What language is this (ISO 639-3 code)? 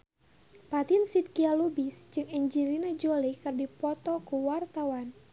sun